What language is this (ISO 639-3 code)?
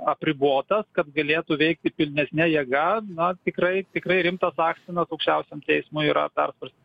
lit